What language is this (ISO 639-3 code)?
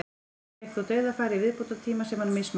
isl